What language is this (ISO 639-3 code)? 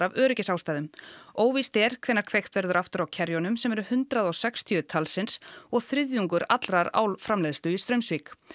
isl